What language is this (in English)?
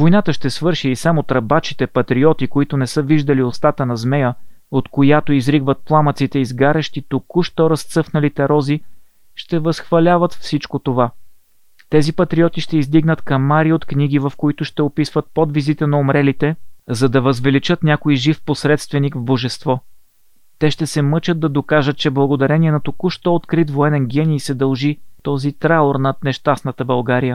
Bulgarian